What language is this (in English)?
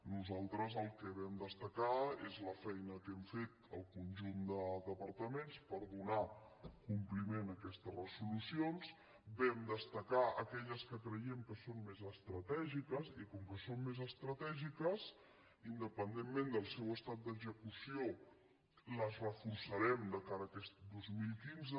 Catalan